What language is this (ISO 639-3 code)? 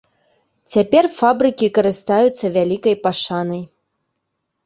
bel